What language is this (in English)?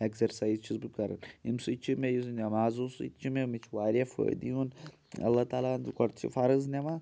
Kashmiri